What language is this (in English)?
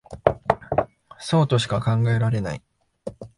Japanese